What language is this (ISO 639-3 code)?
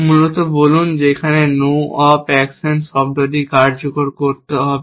ben